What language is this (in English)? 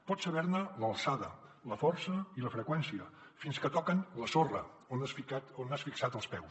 Catalan